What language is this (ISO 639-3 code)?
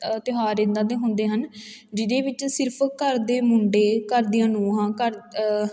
pan